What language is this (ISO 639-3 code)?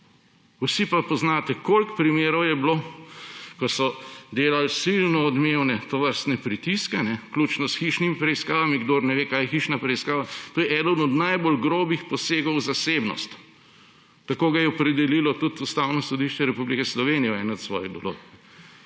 slv